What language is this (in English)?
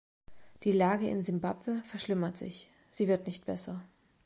German